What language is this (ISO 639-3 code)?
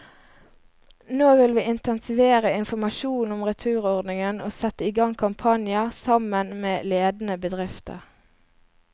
nor